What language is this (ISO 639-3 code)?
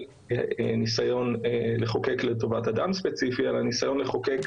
heb